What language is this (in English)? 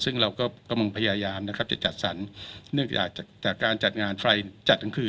Thai